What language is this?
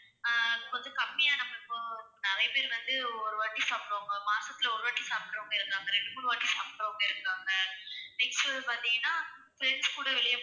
Tamil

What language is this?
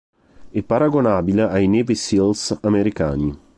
Italian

